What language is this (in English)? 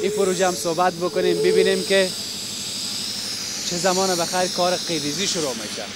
Persian